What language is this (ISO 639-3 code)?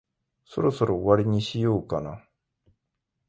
jpn